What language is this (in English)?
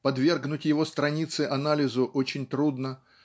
Russian